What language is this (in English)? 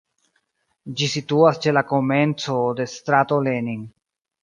Esperanto